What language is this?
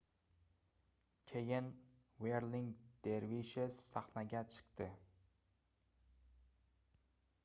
Uzbek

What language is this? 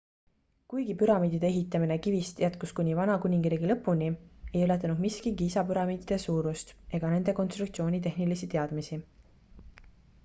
Estonian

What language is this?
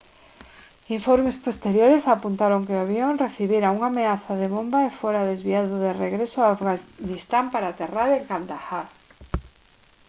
Galician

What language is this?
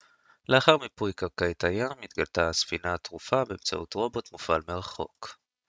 Hebrew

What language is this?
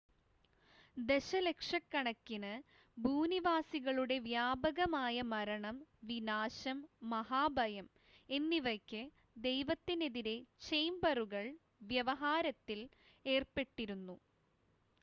Malayalam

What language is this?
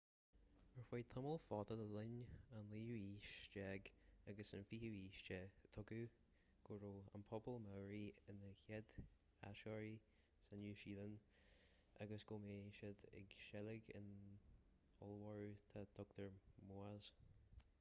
Irish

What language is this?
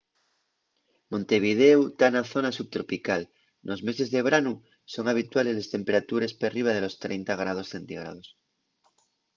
Asturian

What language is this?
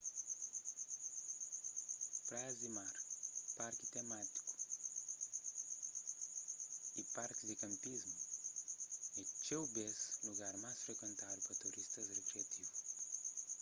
Kabuverdianu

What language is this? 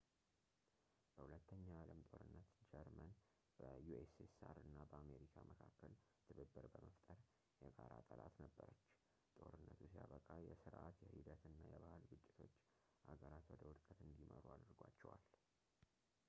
Amharic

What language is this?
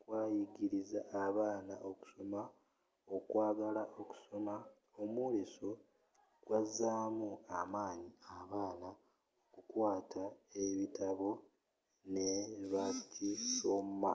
Ganda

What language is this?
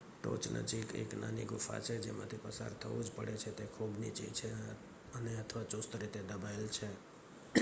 Gujarati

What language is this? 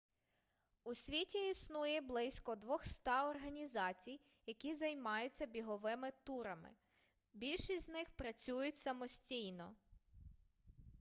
Ukrainian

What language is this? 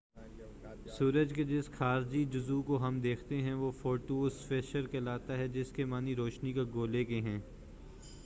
Urdu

